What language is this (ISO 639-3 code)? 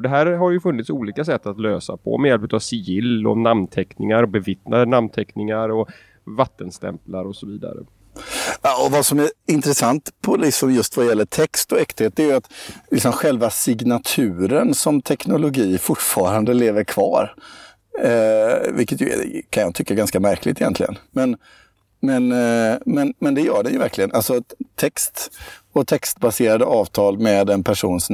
swe